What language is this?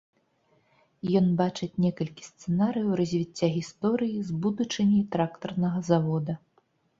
Belarusian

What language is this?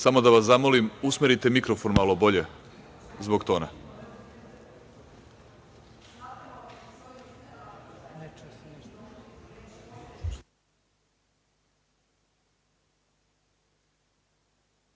Serbian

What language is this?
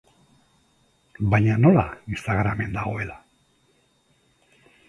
Basque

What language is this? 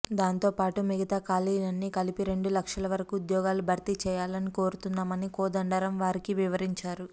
Telugu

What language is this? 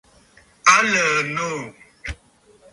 Bafut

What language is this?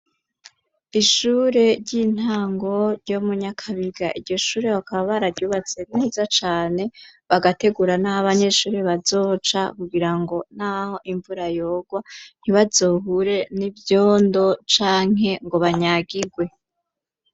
Rundi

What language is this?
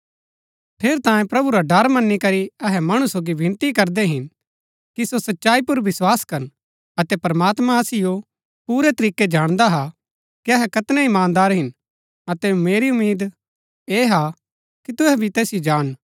Gaddi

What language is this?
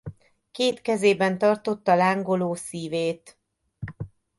Hungarian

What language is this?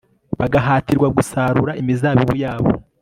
Kinyarwanda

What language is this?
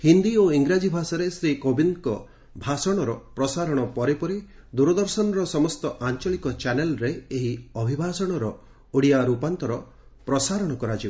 Odia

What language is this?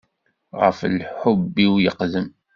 Kabyle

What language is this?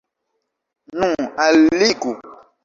Esperanto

